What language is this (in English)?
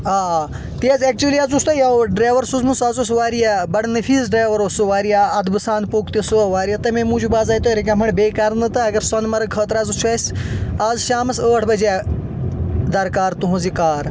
Kashmiri